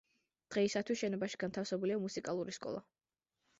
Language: Georgian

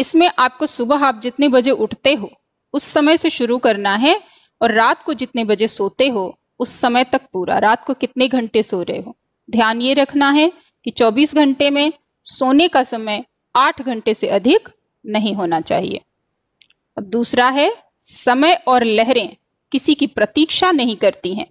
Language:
Hindi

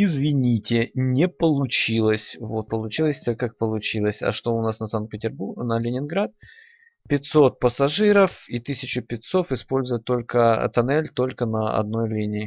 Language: Russian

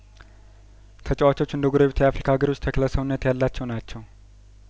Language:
Amharic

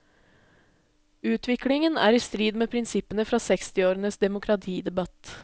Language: Norwegian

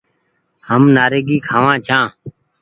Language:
Goaria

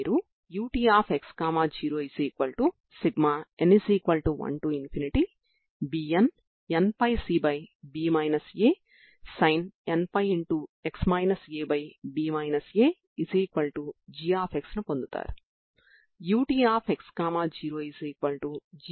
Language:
Telugu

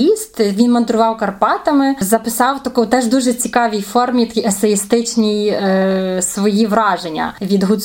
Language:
Ukrainian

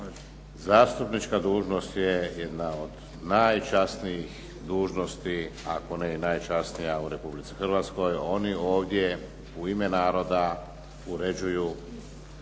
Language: Croatian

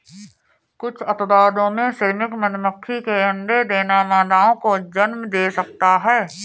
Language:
Hindi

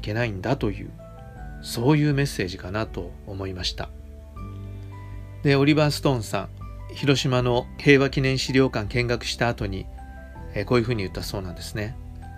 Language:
Japanese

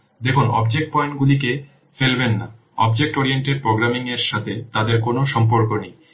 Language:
Bangla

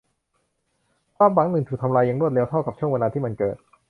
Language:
Thai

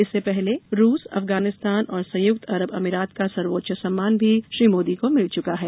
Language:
Hindi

